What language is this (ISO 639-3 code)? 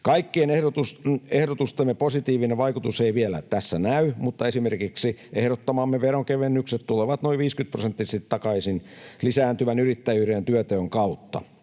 fin